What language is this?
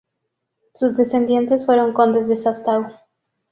Spanish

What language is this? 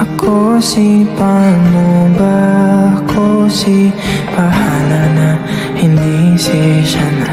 Filipino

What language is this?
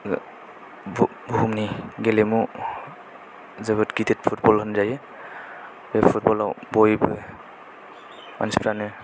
Bodo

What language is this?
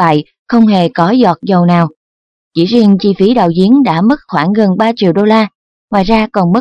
Vietnamese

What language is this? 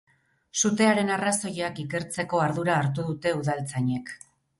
Basque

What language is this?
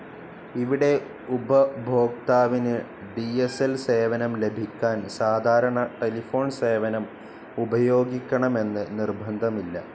Malayalam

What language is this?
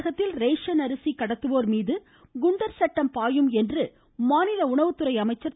Tamil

